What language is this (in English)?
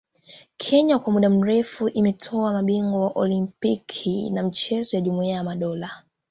Swahili